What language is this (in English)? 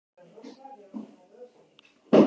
Spanish